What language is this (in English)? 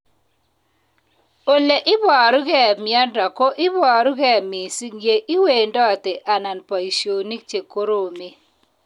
Kalenjin